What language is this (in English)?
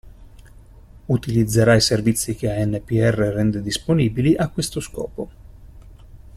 Italian